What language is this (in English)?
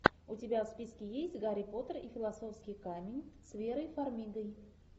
Russian